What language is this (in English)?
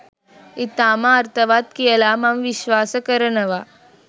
Sinhala